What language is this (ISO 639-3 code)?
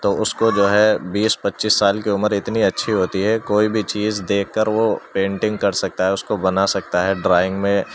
urd